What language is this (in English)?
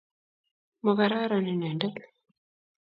Kalenjin